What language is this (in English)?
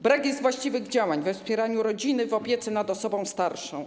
Polish